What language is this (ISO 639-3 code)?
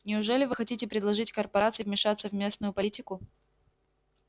rus